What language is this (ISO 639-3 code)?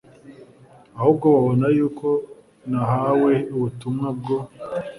kin